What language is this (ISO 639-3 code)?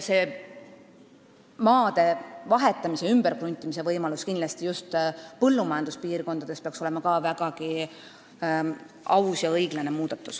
est